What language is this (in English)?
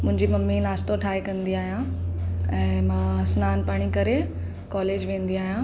Sindhi